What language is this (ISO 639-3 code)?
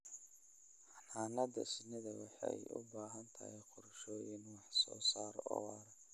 som